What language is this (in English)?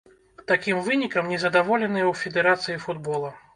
Belarusian